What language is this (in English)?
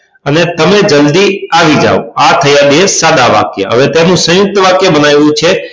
Gujarati